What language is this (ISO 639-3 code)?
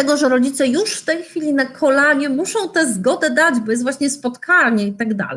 pol